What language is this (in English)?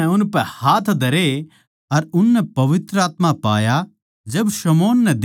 Haryanvi